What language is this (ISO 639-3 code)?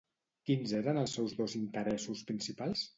cat